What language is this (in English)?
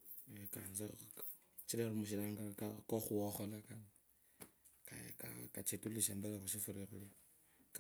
Kabras